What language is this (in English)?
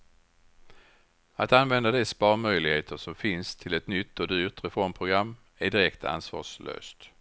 Swedish